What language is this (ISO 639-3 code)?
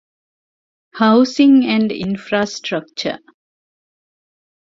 div